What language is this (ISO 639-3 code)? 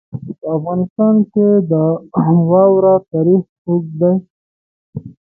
pus